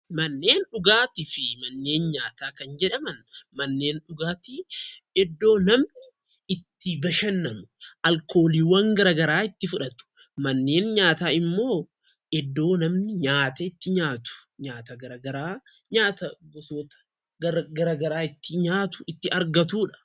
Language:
Oromo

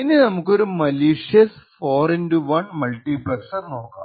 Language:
Malayalam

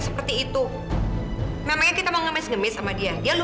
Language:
Indonesian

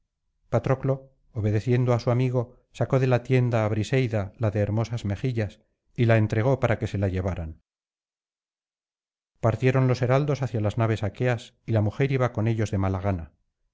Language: Spanish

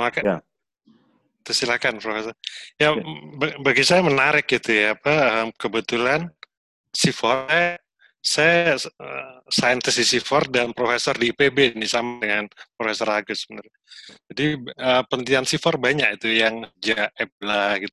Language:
Indonesian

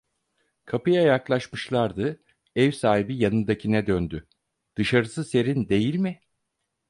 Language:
Turkish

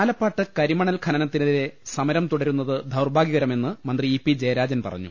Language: Malayalam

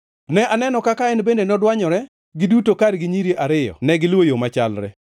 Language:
Luo (Kenya and Tanzania)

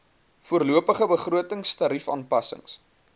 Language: Afrikaans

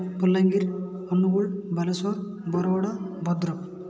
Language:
Odia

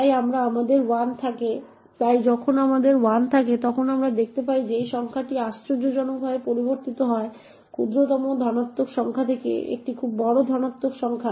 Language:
Bangla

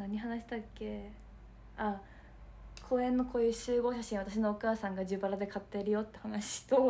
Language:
Japanese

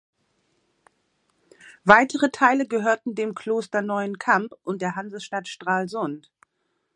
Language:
German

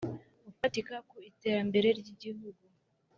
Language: Kinyarwanda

